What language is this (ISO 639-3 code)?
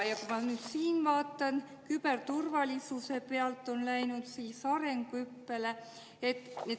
est